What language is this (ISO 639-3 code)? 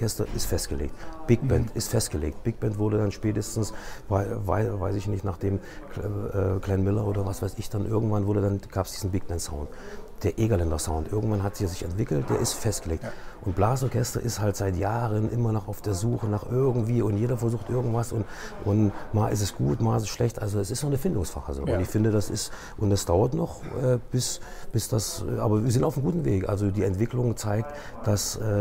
deu